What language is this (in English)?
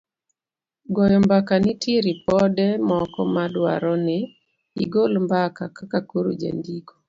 Luo (Kenya and Tanzania)